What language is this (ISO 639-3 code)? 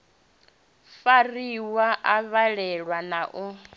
ven